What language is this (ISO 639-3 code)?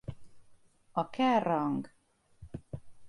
hun